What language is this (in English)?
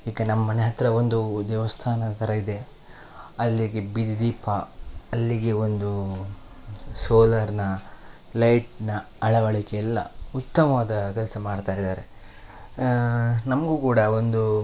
Kannada